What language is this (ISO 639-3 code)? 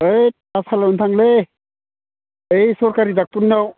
brx